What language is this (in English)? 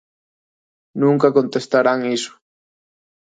Galician